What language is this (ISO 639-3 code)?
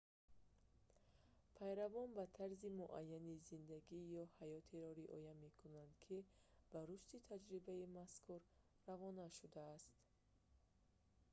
tgk